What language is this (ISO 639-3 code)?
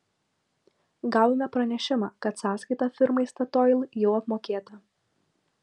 lit